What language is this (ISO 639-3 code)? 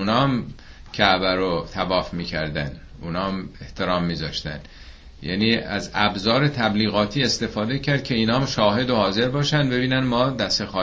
fas